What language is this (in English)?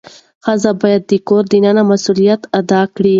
Pashto